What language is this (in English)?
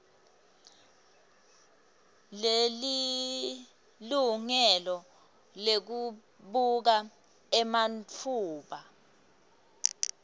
Swati